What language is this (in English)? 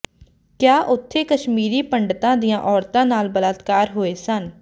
Punjabi